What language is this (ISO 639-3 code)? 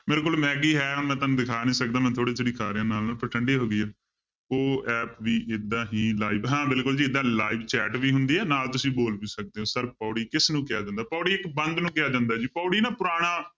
pan